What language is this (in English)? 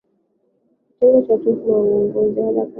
Swahili